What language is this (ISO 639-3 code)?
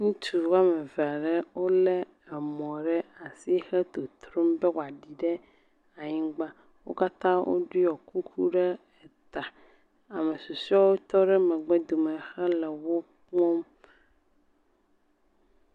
ewe